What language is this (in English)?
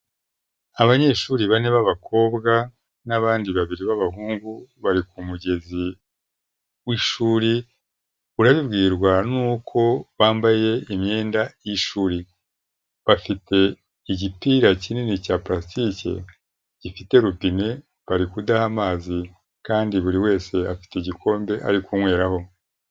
Kinyarwanda